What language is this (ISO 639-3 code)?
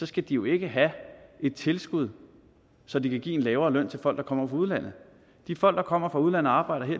dan